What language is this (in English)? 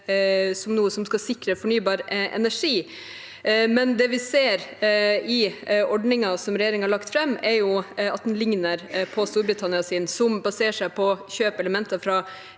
Norwegian